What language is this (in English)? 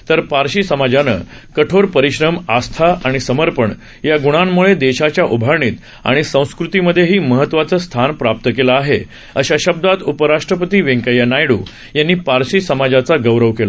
Marathi